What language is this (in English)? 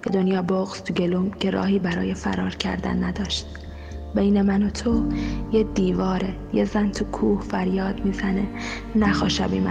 Persian